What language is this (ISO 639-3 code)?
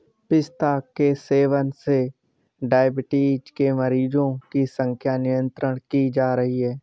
hin